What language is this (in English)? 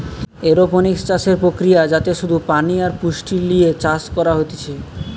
Bangla